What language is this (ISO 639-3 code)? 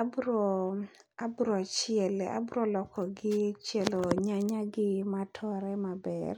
luo